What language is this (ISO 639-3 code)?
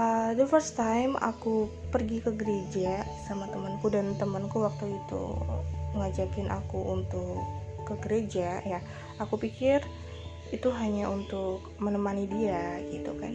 ind